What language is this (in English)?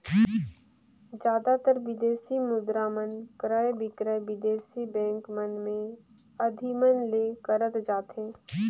Chhattisgarhi